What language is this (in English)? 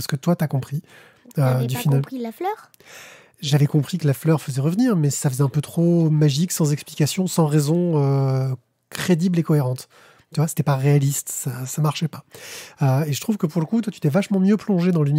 French